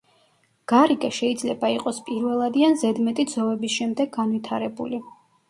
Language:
Georgian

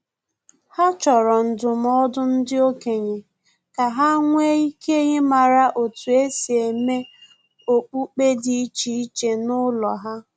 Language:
Igbo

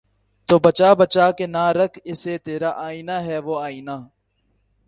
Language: Urdu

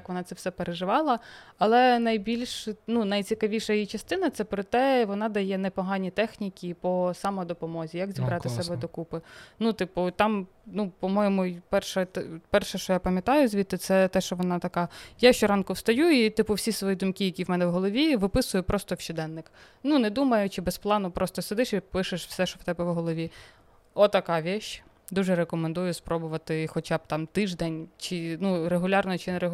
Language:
Ukrainian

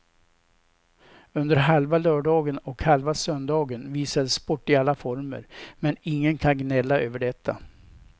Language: Swedish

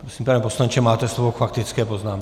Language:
Czech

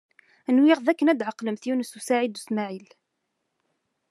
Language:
Kabyle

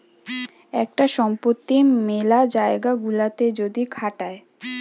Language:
Bangla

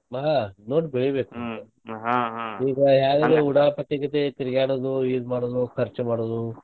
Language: Kannada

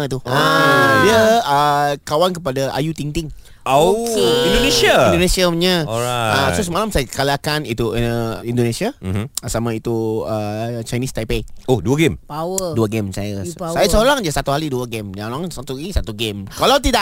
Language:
Malay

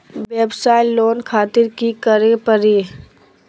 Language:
Magahi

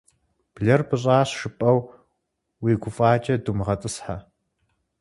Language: Kabardian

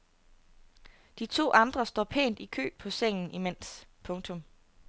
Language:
Danish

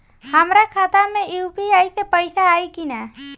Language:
Bhojpuri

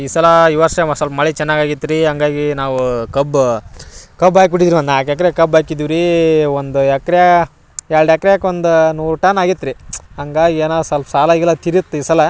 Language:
Kannada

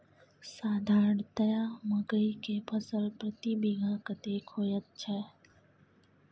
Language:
Maithili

